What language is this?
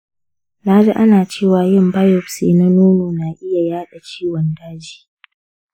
Hausa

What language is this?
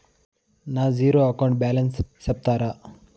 Telugu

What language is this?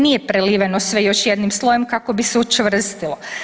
Croatian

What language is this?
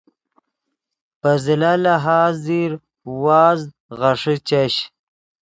Yidgha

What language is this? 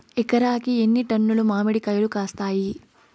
Telugu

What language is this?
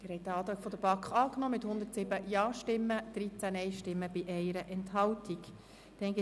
Swiss German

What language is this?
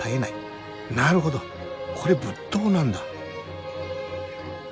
Japanese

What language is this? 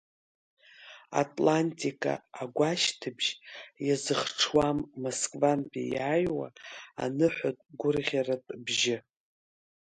Abkhazian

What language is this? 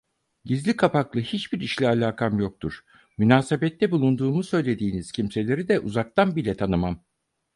Turkish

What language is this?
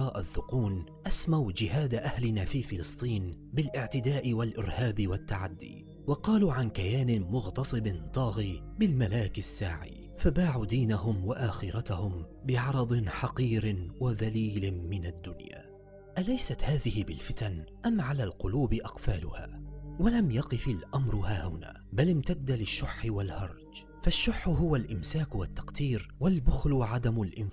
Arabic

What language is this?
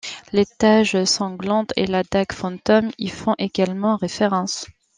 French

